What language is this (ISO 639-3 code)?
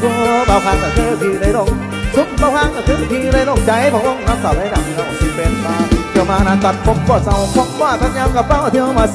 tha